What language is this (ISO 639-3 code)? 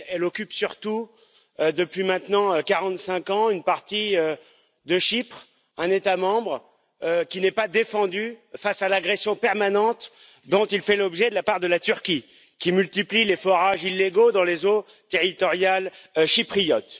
fra